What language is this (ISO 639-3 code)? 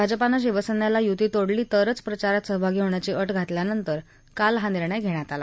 mar